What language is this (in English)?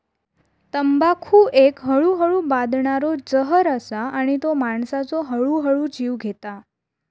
Marathi